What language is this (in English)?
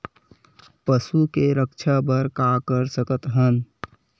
Chhattisgarhi